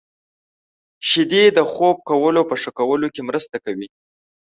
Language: Pashto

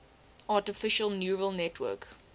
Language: English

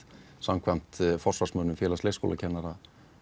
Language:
Icelandic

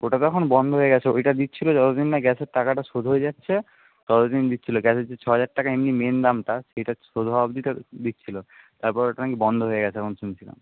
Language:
Bangla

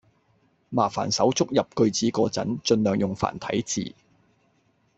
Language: Cantonese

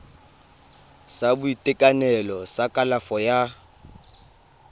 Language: Tswana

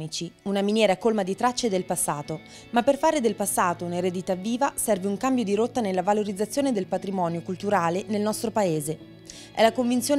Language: Italian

